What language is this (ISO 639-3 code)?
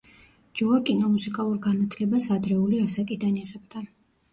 kat